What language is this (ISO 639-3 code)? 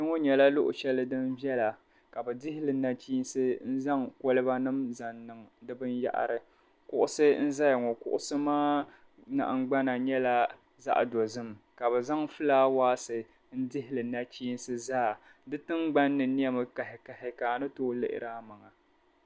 dag